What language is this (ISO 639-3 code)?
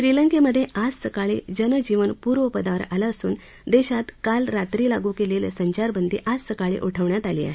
mar